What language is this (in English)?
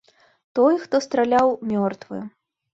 Belarusian